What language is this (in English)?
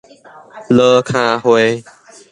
Min Nan Chinese